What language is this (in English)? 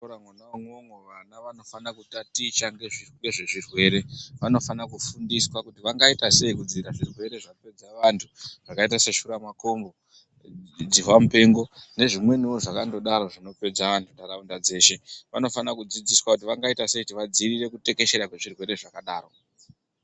Ndau